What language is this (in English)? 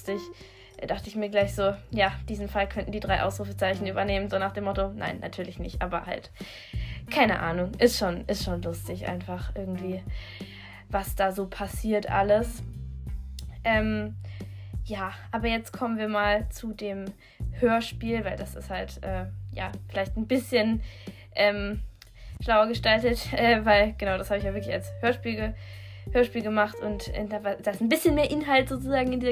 German